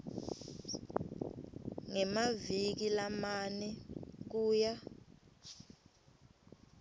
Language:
Swati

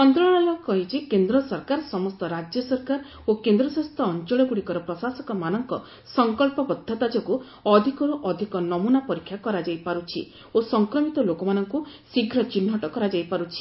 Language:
Odia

